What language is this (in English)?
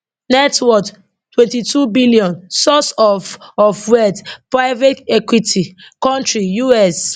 Nigerian Pidgin